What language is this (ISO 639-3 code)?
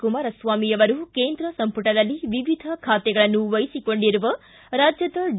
kan